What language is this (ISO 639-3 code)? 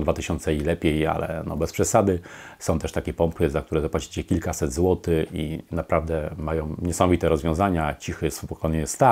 pol